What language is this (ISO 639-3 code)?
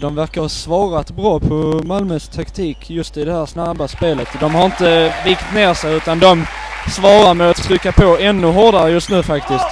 swe